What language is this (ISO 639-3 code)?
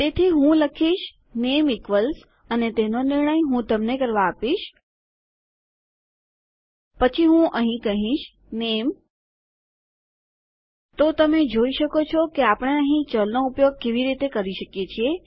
guj